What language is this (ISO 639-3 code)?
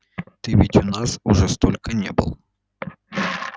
rus